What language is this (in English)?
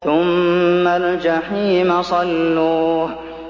Arabic